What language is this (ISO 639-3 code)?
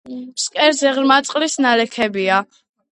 kat